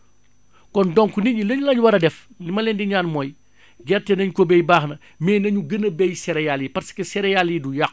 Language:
Wolof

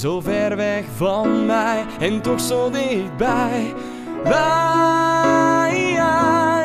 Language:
Dutch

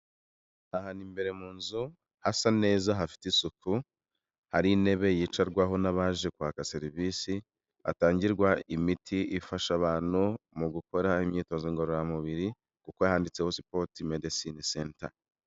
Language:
Kinyarwanda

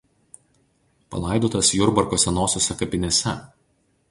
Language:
Lithuanian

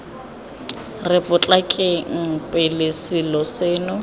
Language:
Tswana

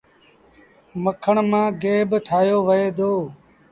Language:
Sindhi Bhil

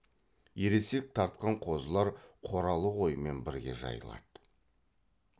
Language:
Kazakh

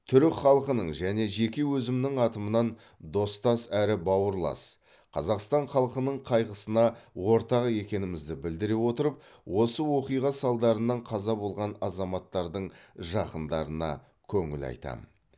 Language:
Kazakh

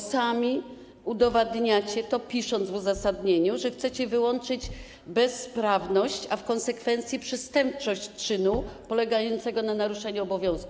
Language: Polish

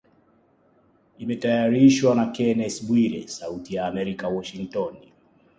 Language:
Swahili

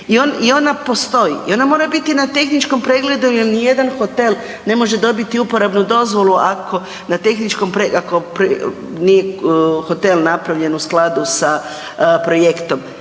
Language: Croatian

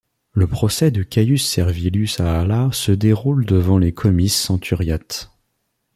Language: French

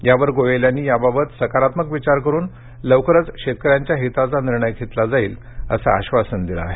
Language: Marathi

